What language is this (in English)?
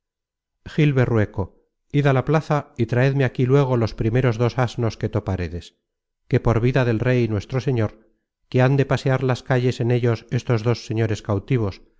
Spanish